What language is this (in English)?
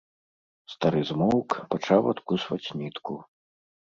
Belarusian